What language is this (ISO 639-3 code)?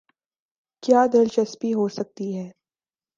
urd